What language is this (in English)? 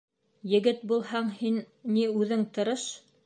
Bashkir